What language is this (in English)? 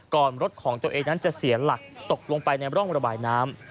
Thai